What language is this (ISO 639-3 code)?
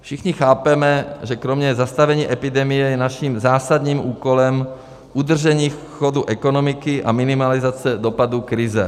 ces